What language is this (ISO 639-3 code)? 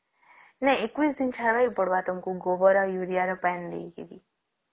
ori